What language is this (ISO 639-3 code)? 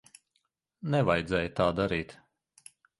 lav